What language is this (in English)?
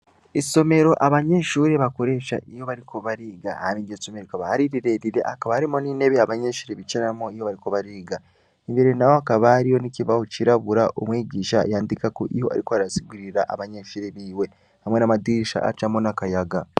Rundi